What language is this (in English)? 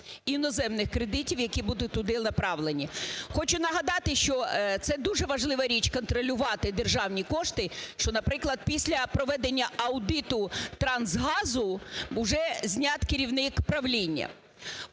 Ukrainian